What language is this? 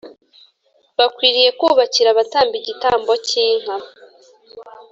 Kinyarwanda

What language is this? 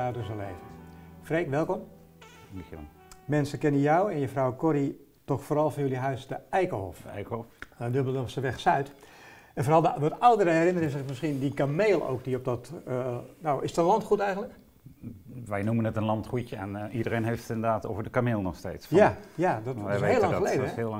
Dutch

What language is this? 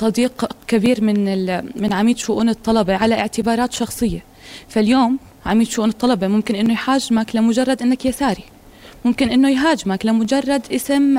Arabic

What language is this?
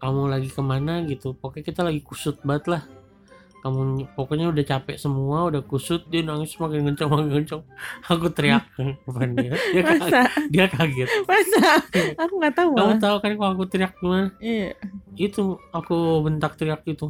Indonesian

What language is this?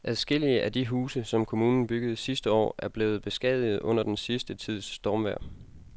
Danish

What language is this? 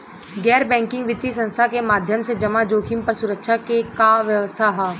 Bhojpuri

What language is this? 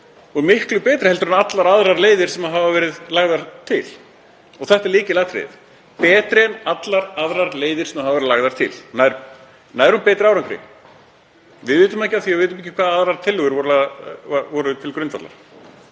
Icelandic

